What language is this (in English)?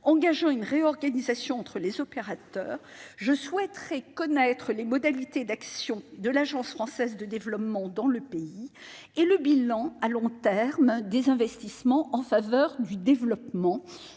French